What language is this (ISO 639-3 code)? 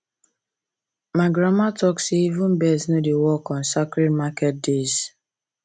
pcm